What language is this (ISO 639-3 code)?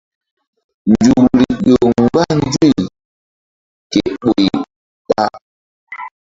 mdd